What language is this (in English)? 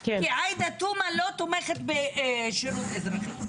Hebrew